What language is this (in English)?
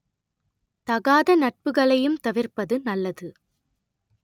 Tamil